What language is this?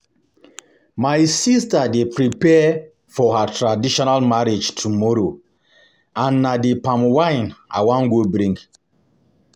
Nigerian Pidgin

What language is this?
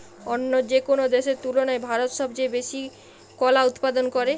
Bangla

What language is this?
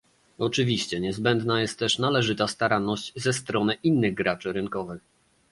Polish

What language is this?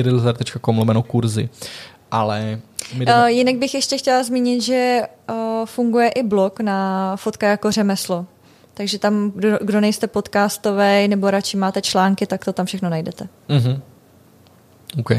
Czech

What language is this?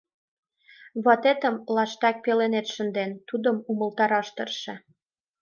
Mari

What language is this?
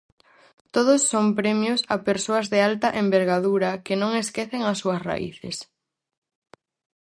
Galician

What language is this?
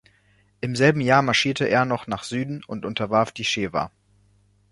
German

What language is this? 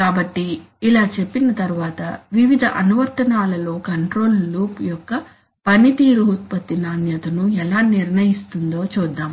Telugu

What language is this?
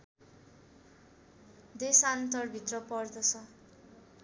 Nepali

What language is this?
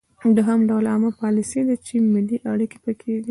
Pashto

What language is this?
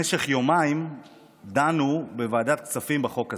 Hebrew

